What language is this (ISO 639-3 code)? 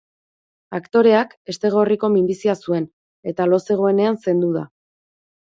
eus